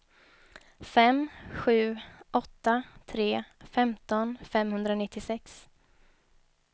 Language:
Swedish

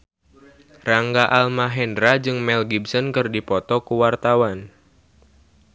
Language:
Sundanese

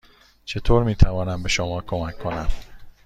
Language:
Persian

